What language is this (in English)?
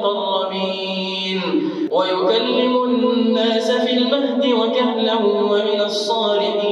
Arabic